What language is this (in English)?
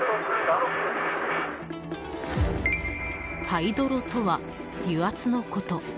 Japanese